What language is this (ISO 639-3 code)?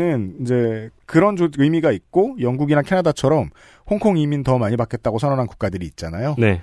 kor